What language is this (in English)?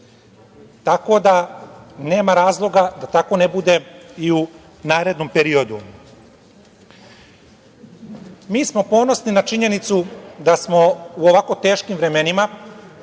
Serbian